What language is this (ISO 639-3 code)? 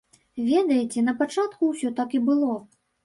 bel